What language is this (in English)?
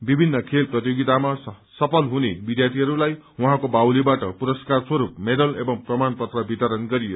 Nepali